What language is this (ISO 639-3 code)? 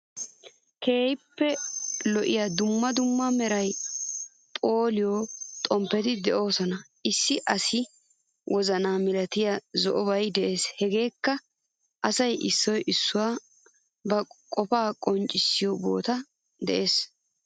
wal